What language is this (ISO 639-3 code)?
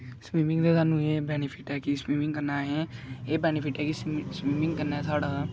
doi